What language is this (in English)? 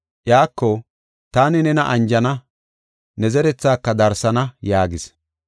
Gofa